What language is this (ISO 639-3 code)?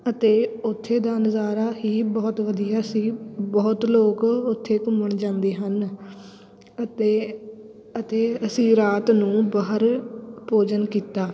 pan